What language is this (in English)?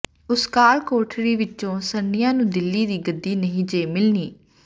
Punjabi